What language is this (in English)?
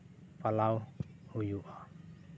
Santali